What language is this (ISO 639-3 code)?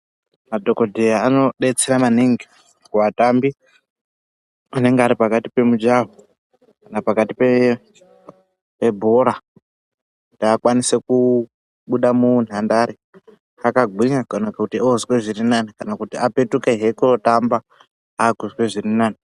ndc